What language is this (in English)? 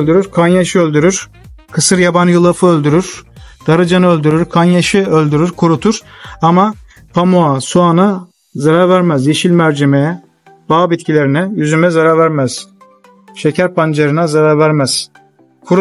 Turkish